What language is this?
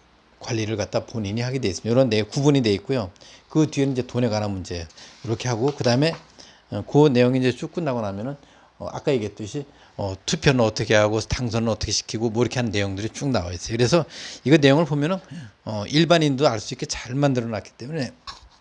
Korean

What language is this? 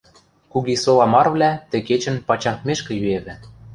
Western Mari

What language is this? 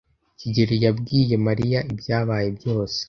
Kinyarwanda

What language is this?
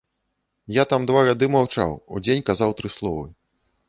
Belarusian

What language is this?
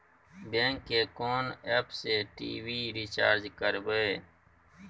Maithili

